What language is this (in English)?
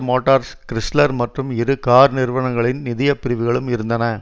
Tamil